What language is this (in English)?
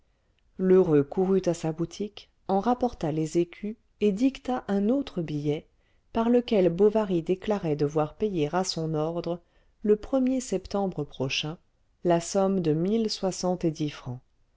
French